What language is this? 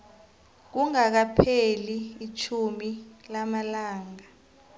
South Ndebele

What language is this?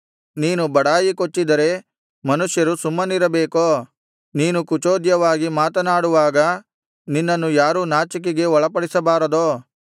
Kannada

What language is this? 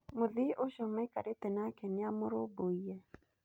Kikuyu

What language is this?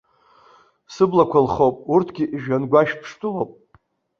Abkhazian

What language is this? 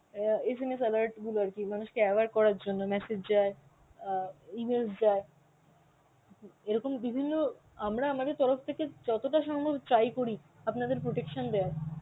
Bangla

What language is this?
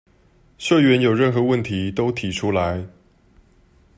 Chinese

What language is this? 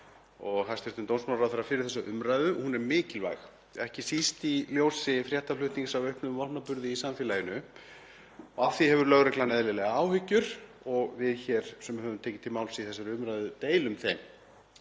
Icelandic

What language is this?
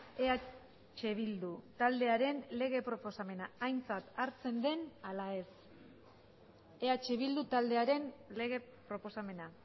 Basque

